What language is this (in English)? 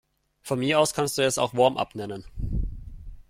German